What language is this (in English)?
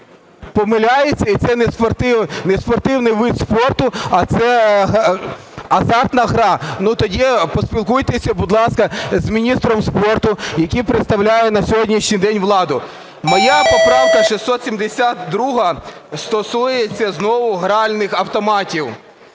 Ukrainian